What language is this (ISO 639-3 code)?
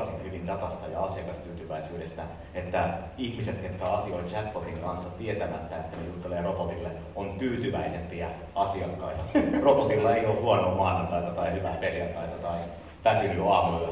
fin